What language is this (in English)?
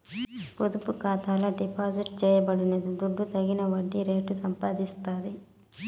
Telugu